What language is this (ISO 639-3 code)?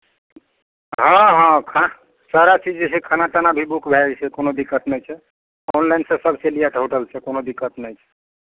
mai